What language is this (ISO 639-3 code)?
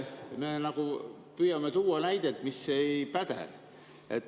est